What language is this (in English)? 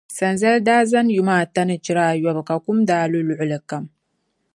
Dagbani